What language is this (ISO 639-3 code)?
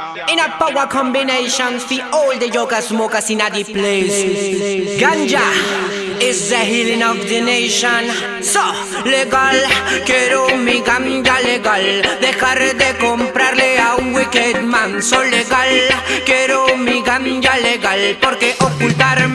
ita